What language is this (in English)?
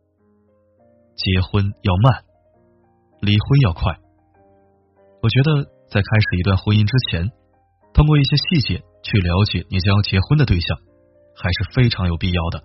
Chinese